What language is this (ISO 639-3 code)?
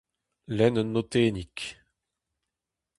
bre